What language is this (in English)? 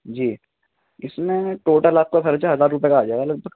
Urdu